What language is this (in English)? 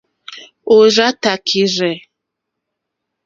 Mokpwe